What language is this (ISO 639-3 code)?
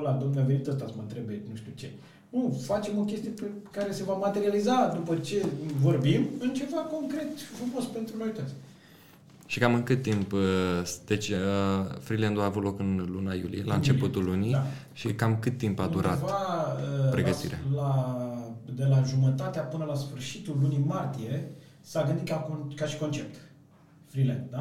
ron